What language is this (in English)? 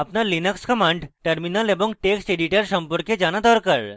Bangla